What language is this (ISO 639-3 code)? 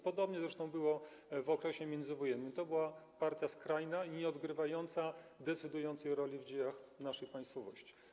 pol